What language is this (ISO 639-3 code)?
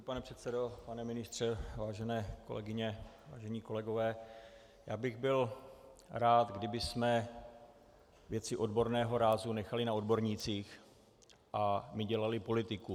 ces